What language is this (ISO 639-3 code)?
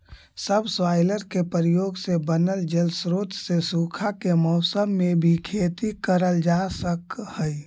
mag